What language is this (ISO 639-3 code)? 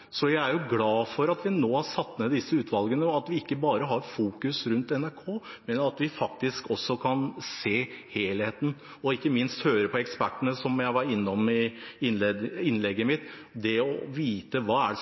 nob